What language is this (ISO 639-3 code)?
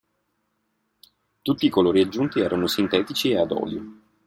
ita